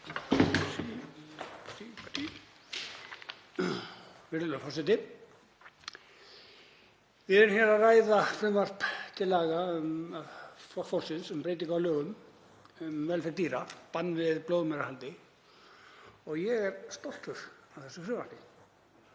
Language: Icelandic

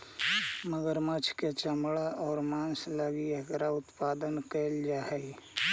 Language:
Magahi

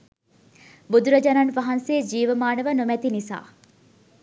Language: Sinhala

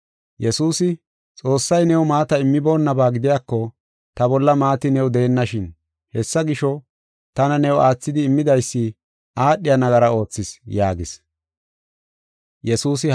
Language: Gofa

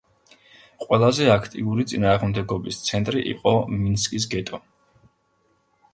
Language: Georgian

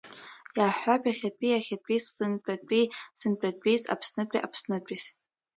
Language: Abkhazian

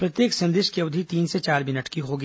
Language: Hindi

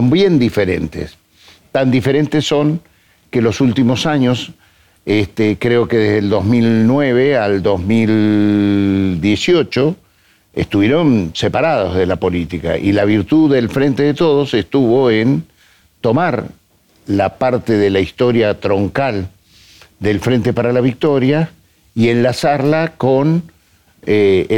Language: Spanish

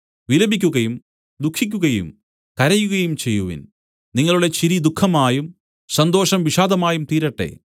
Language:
Malayalam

